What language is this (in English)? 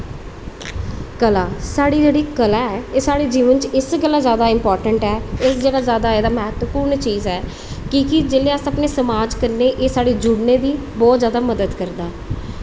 Dogri